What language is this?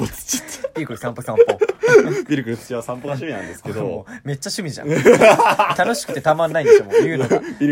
Japanese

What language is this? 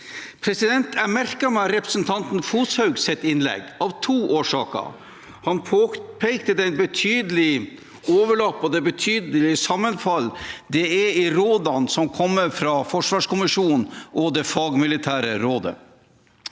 Norwegian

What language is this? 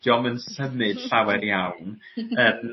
Welsh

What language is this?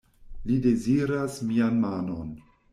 Esperanto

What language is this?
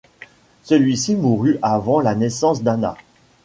French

